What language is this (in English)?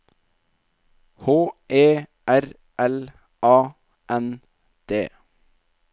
Norwegian